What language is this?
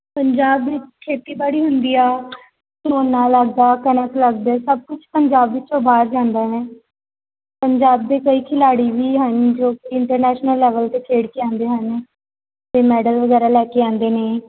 Punjabi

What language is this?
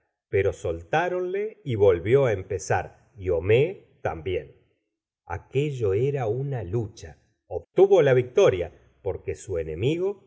Spanish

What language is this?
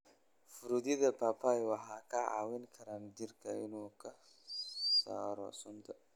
Somali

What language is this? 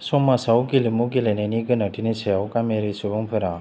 Bodo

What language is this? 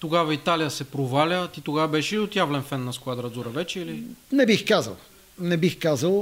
Bulgarian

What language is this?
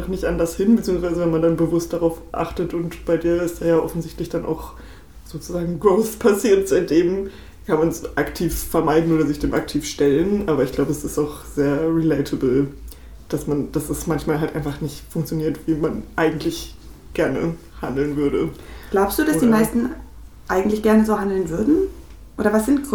German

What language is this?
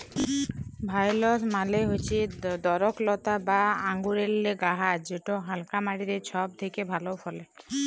Bangla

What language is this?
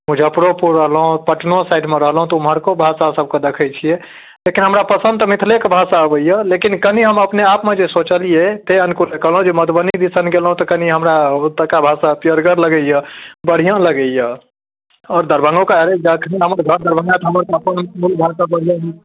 Maithili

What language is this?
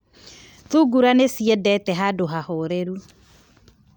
Kikuyu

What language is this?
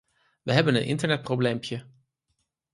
Dutch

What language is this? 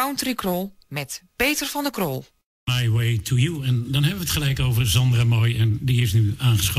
Dutch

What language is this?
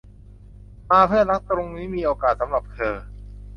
Thai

